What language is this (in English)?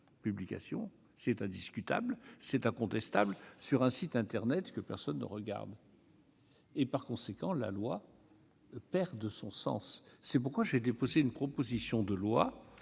French